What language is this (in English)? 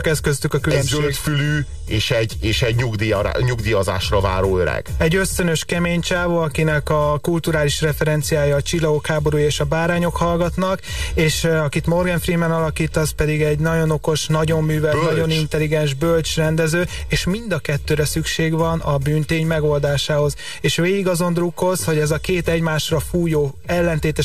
Hungarian